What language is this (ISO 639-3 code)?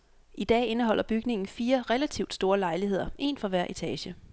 dan